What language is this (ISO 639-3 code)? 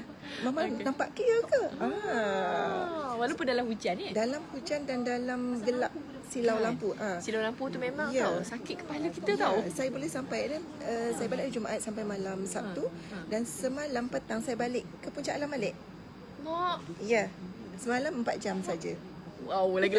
msa